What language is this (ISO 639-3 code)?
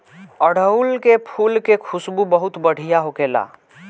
bho